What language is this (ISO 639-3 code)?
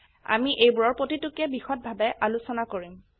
asm